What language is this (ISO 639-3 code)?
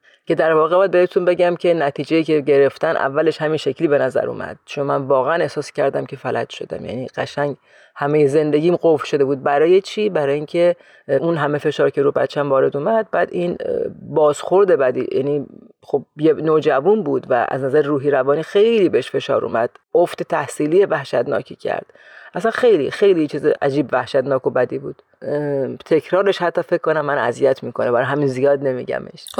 fas